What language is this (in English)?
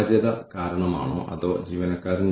Malayalam